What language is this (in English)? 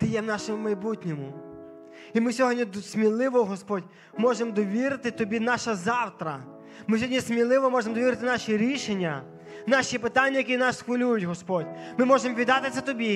Ukrainian